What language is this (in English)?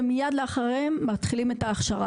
Hebrew